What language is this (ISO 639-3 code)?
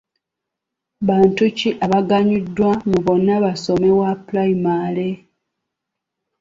lug